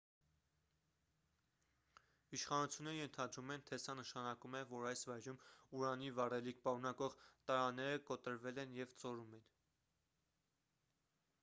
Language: Armenian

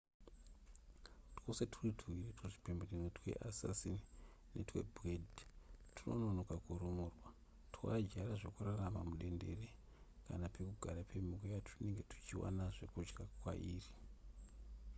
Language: Shona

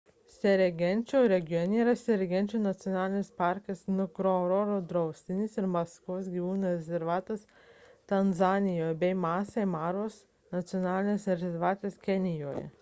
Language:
Lithuanian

